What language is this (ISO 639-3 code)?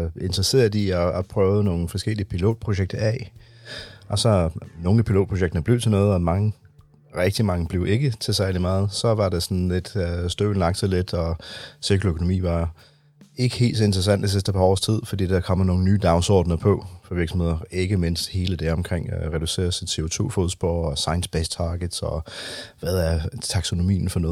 dan